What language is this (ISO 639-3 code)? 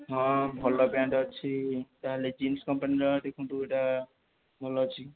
ori